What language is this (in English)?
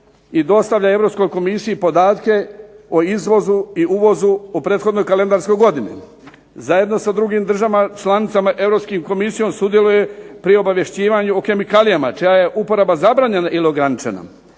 Croatian